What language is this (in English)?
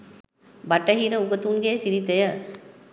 Sinhala